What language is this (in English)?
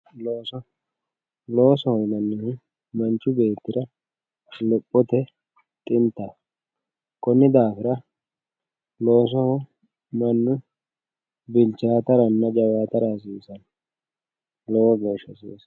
Sidamo